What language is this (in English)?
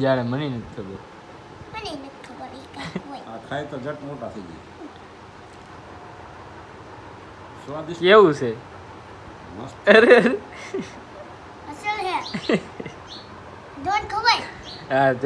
Gujarati